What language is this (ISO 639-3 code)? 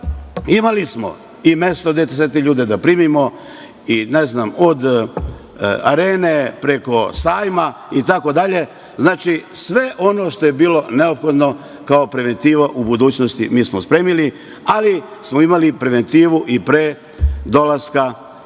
srp